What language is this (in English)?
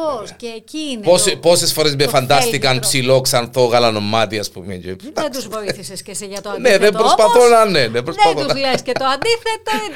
Greek